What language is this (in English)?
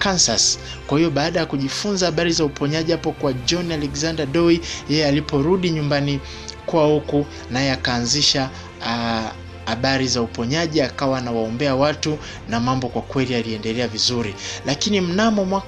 Swahili